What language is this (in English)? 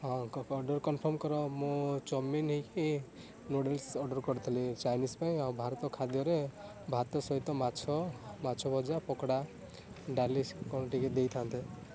Odia